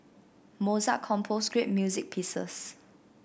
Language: English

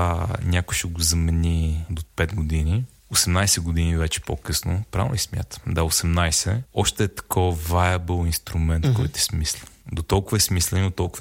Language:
Bulgarian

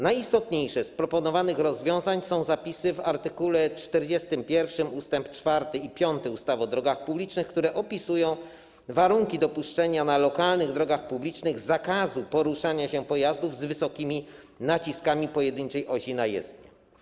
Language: Polish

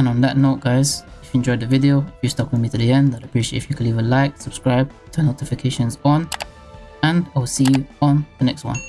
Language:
English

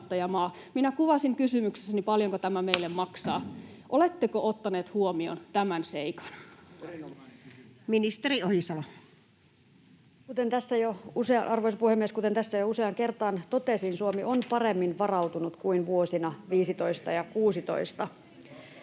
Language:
Finnish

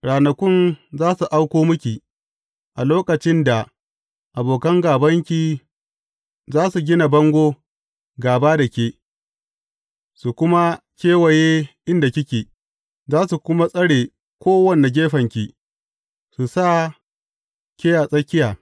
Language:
Hausa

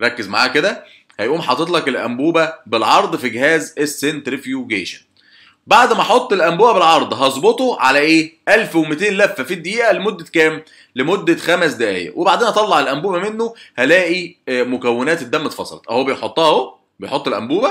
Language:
Arabic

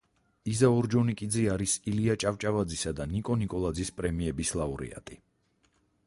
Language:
Georgian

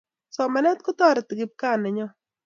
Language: Kalenjin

